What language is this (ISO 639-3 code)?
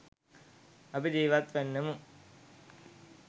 sin